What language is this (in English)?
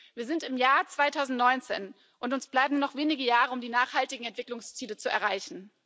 German